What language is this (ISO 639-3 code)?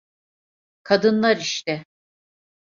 tur